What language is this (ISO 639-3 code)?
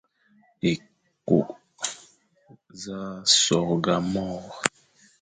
fan